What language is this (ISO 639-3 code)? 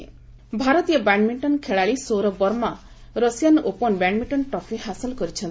ori